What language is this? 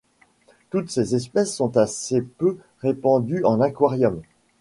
French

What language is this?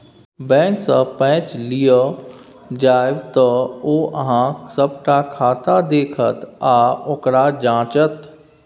Maithili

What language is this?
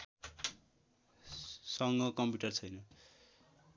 Nepali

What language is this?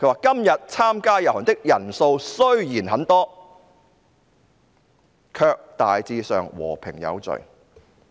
Cantonese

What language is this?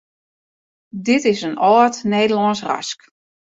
Western Frisian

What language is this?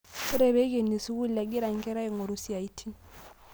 Masai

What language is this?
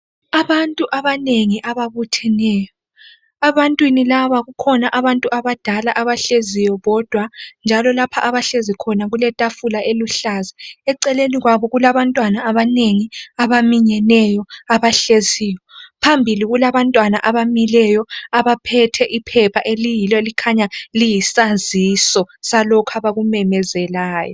North Ndebele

